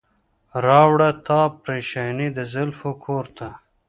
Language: Pashto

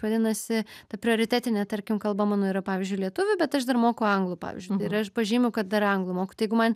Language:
Lithuanian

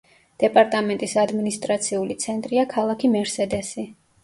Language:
Georgian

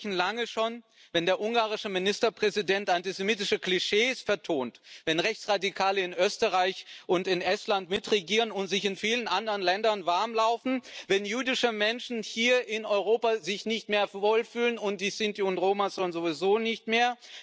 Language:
German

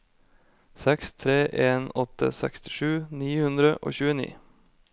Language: Norwegian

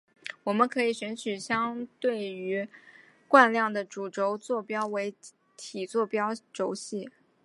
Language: Chinese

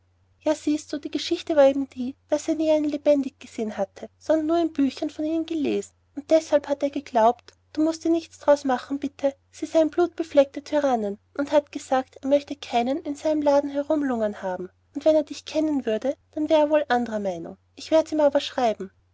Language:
German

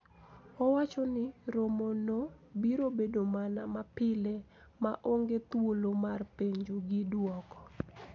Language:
Luo (Kenya and Tanzania)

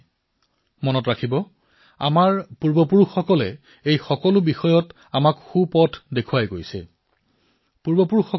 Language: Assamese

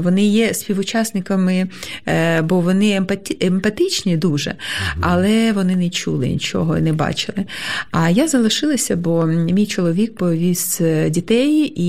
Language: Ukrainian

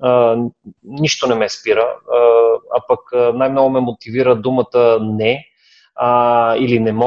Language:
Bulgarian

